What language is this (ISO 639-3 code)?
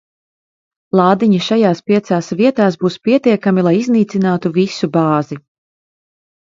lav